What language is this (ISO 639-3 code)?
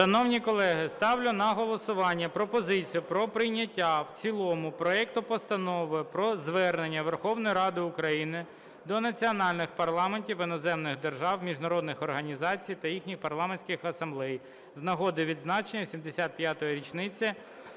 ukr